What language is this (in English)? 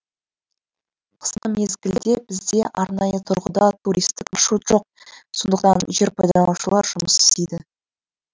Kazakh